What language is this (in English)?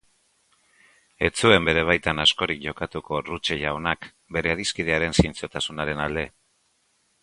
Basque